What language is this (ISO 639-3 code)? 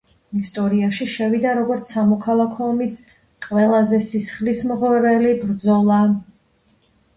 kat